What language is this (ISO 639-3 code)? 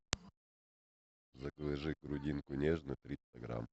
rus